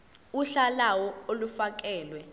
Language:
Zulu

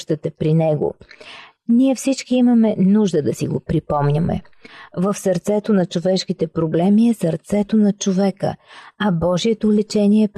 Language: Bulgarian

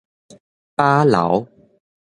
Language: Min Nan Chinese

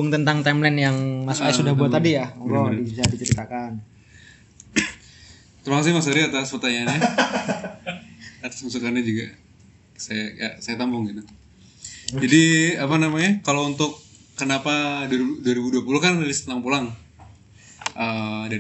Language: Indonesian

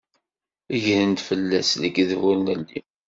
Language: Kabyle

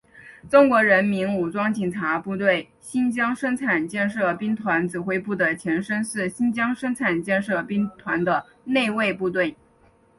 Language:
Chinese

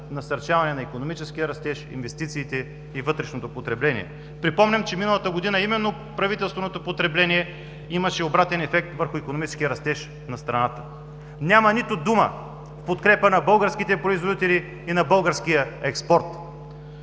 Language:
Bulgarian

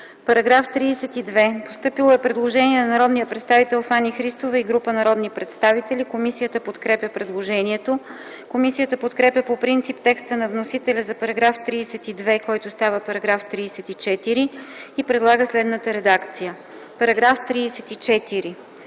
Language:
Bulgarian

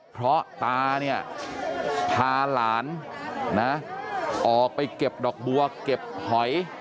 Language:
Thai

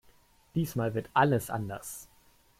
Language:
German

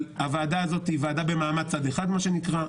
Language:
Hebrew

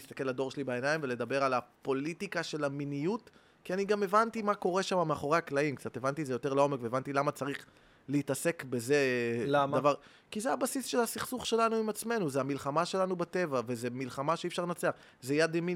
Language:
Hebrew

